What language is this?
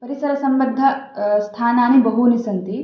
Sanskrit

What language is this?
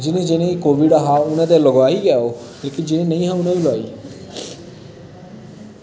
Dogri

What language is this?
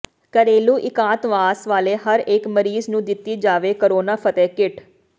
Punjabi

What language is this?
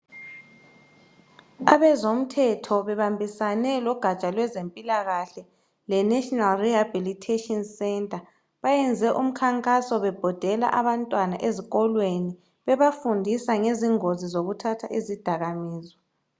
North Ndebele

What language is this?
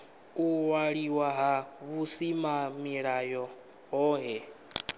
Venda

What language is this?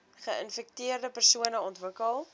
Afrikaans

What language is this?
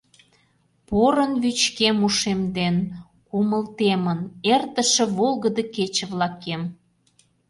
Mari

